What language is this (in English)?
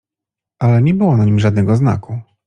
Polish